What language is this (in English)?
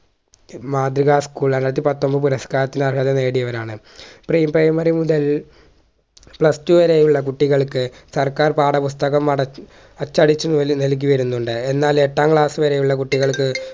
Malayalam